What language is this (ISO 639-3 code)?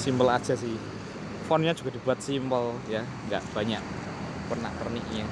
ind